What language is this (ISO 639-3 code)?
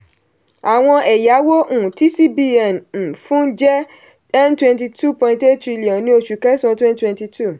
yor